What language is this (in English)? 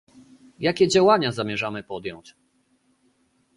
Polish